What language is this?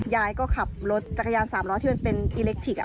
Thai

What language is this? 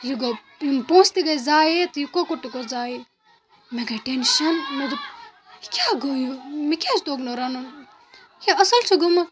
Kashmiri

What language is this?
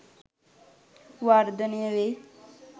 Sinhala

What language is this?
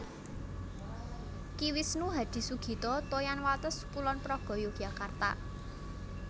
Javanese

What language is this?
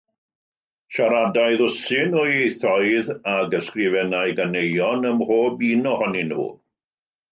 Welsh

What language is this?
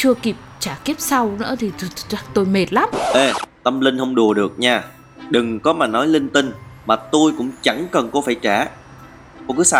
Vietnamese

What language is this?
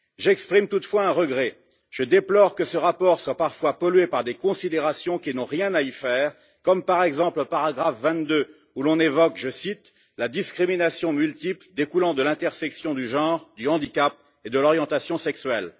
French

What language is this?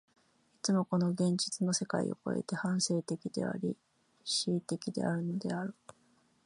Japanese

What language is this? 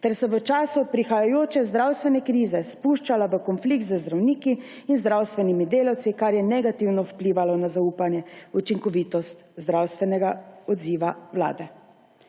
Slovenian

